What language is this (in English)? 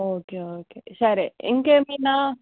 Telugu